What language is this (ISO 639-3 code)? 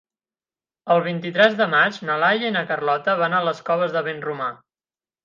cat